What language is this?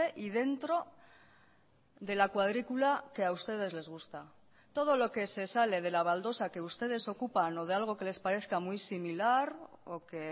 Spanish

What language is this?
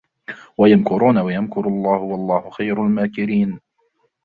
Arabic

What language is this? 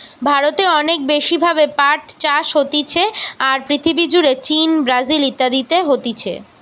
Bangla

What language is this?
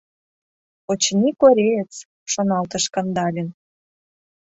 Mari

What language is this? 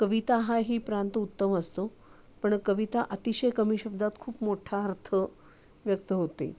Marathi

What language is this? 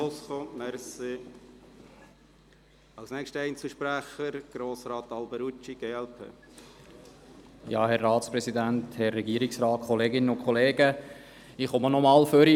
Swiss German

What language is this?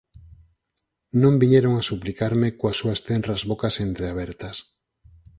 Galician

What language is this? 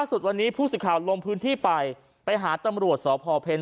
Thai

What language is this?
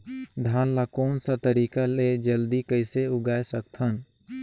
Chhattisgarhi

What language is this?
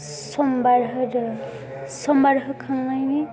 Bodo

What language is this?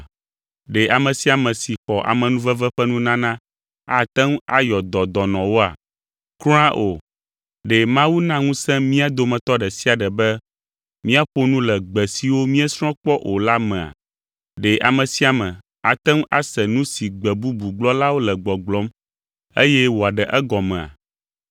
Ewe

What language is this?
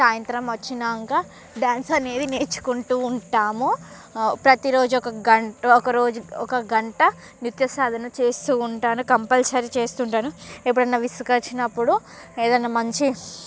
Telugu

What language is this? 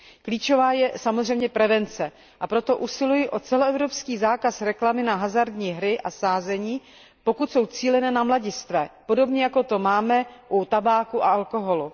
Czech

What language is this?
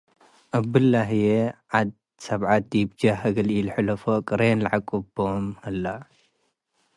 Tigre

